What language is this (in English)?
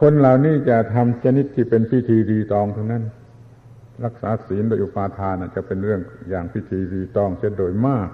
Thai